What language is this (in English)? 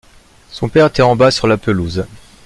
French